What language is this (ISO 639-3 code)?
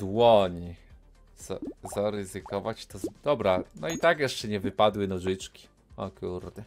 pol